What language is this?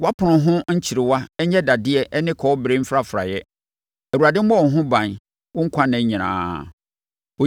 Akan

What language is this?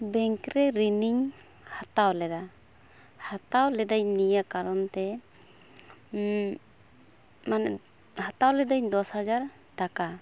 Santali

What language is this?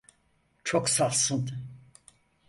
Turkish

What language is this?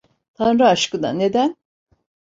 Turkish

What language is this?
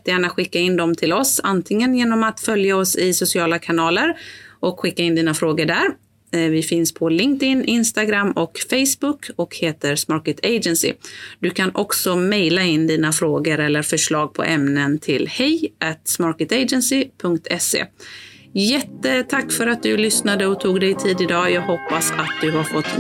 Swedish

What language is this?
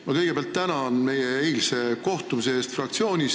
Estonian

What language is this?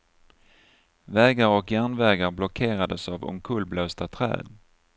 Swedish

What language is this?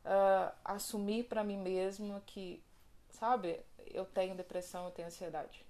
Portuguese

